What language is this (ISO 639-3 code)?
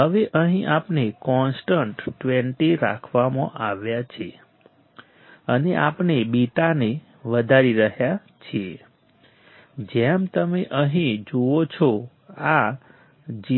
guj